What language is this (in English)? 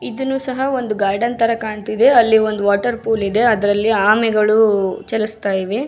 Kannada